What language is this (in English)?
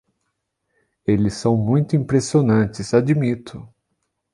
Portuguese